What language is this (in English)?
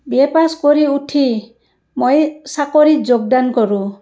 Assamese